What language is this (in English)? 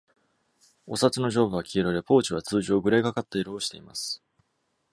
Japanese